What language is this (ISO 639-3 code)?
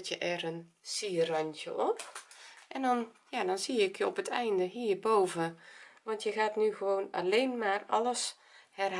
nld